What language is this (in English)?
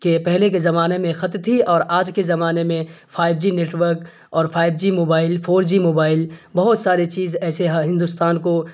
Urdu